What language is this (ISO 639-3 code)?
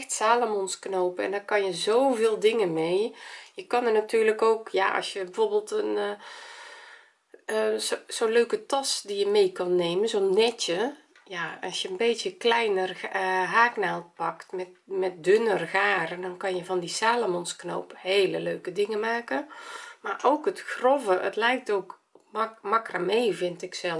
nld